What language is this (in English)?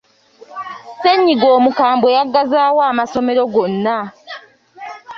Ganda